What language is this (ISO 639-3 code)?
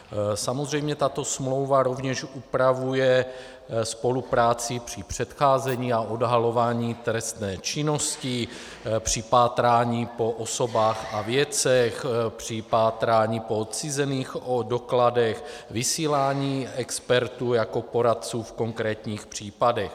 ces